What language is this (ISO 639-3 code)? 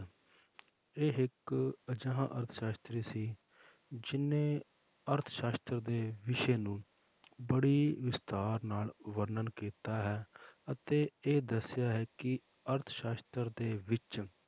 pan